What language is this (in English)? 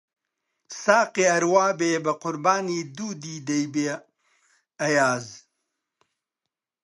Central Kurdish